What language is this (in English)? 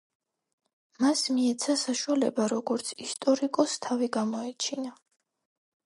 Georgian